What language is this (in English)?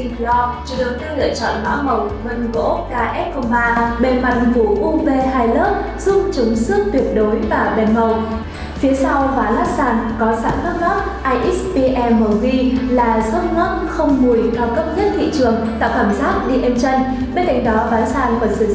Vietnamese